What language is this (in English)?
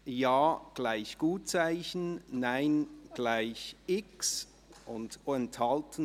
Swiss German